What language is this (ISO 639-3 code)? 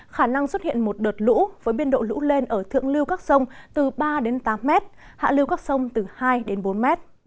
vie